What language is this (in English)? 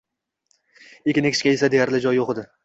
Uzbek